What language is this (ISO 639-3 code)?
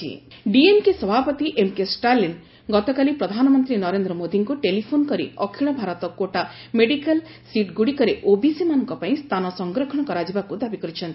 ori